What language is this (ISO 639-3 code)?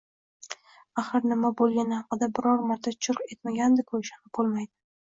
uzb